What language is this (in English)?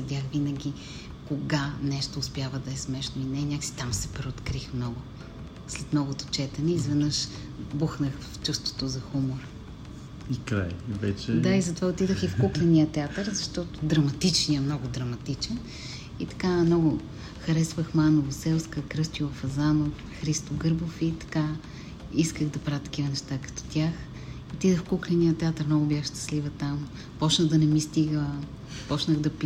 Bulgarian